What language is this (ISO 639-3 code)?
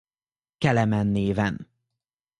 hun